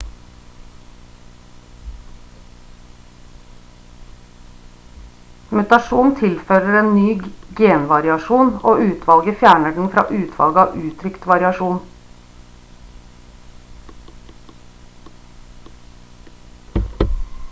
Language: Norwegian Bokmål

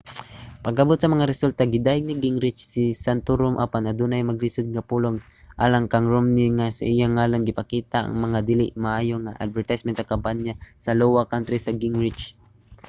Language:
Cebuano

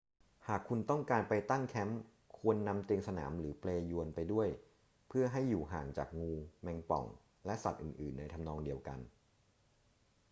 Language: Thai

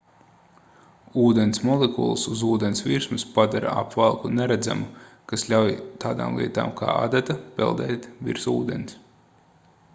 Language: Latvian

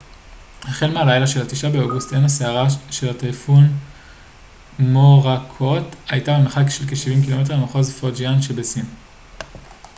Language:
Hebrew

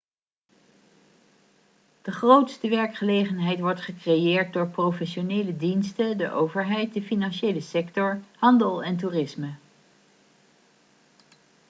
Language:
Dutch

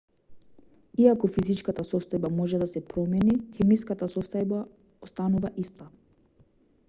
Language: Macedonian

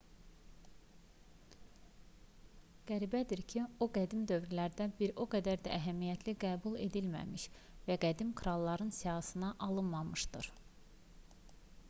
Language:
Azerbaijani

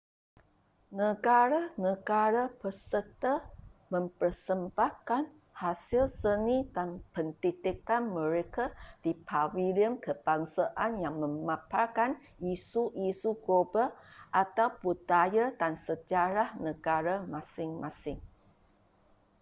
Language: Malay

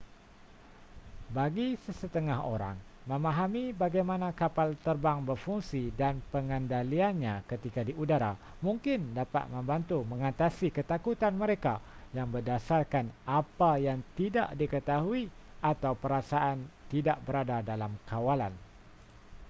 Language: Malay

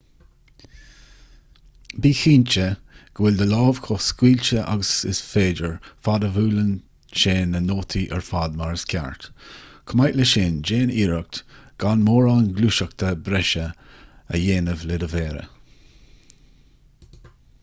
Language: Irish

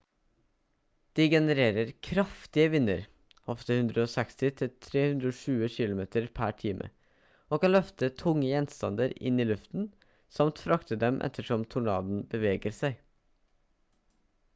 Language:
Norwegian Bokmål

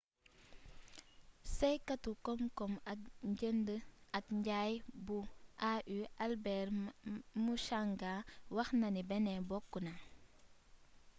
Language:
Wolof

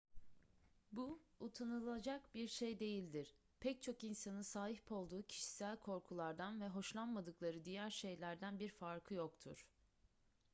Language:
Turkish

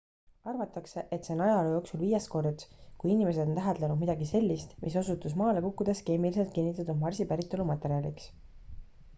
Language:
Estonian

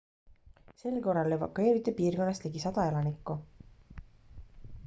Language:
Estonian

